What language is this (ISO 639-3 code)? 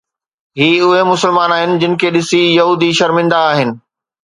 snd